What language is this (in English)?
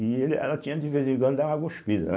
Portuguese